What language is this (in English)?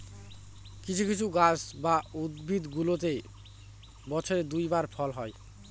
Bangla